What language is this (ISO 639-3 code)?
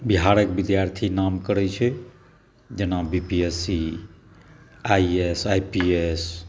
mai